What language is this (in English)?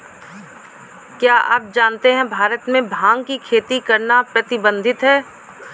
Hindi